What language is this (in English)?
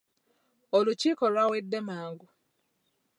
Ganda